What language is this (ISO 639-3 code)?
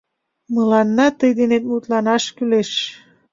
chm